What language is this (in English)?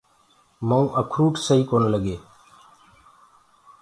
Gurgula